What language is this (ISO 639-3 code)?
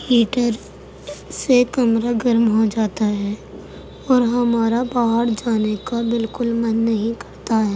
urd